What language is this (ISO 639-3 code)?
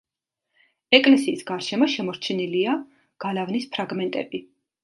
kat